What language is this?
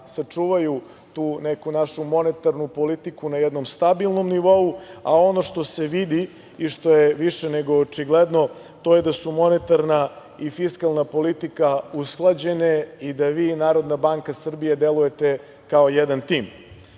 Serbian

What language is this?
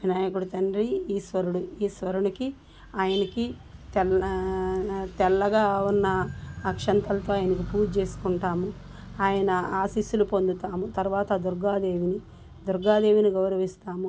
Telugu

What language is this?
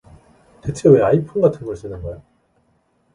Korean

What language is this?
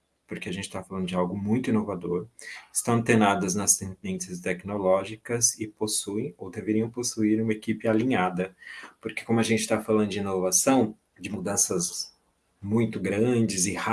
Portuguese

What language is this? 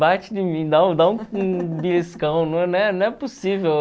Portuguese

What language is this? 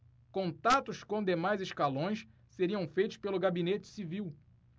Portuguese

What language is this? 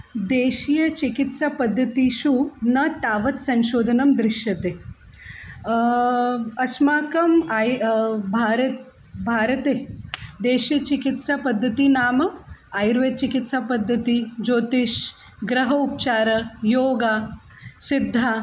Sanskrit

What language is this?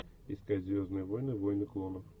Russian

